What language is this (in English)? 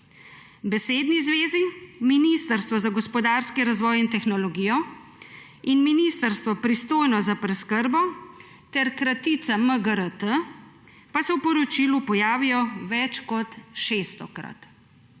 Slovenian